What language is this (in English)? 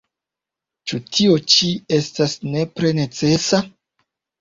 Esperanto